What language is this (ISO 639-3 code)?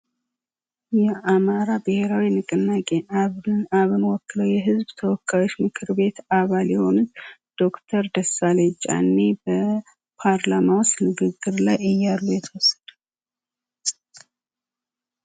amh